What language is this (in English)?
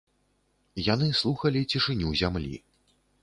Belarusian